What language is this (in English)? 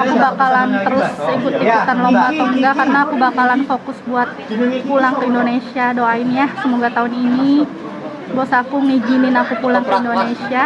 Indonesian